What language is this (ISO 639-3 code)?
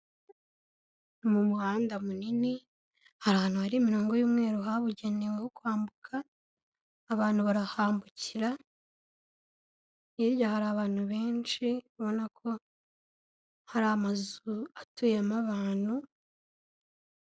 kin